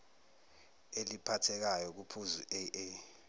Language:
Zulu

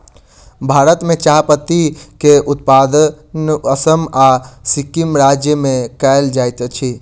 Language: Maithili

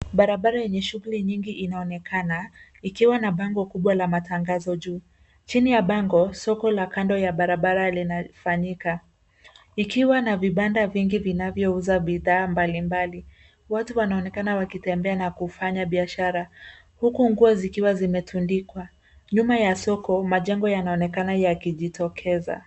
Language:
Swahili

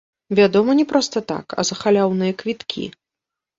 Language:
Belarusian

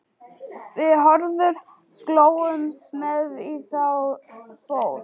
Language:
Icelandic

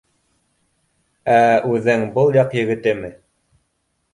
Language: Bashkir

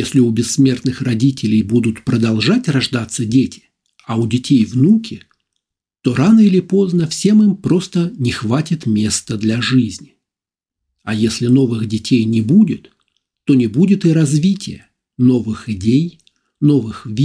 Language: Russian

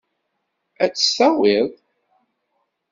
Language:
Kabyle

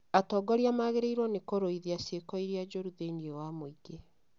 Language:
Kikuyu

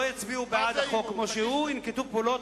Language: Hebrew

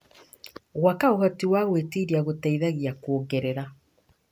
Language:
Kikuyu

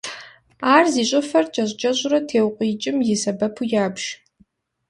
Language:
Kabardian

